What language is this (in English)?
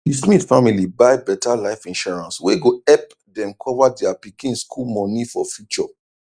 Nigerian Pidgin